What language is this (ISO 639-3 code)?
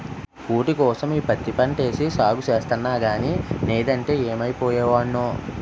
tel